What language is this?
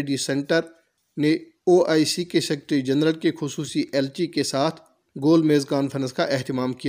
Urdu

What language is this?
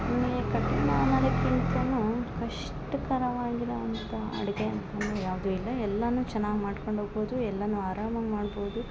Kannada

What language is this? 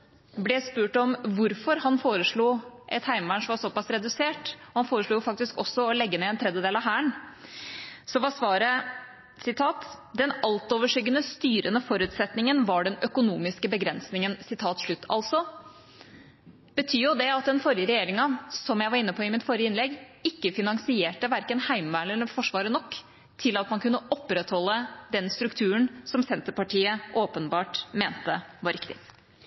Norwegian Bokmål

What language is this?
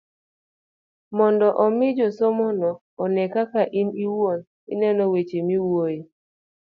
Luo (Kenya and Tanzania)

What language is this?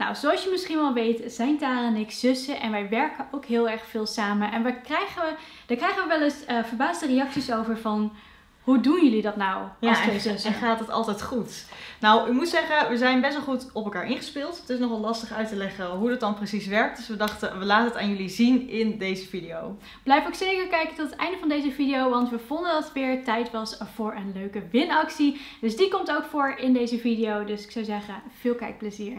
Dutch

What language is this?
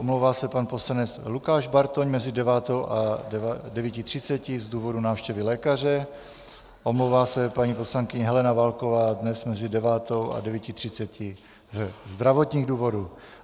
Czech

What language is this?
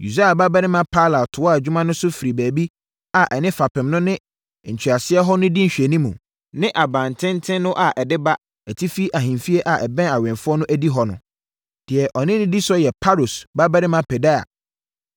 Akan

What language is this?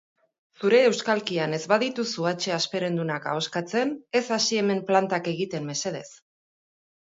Basque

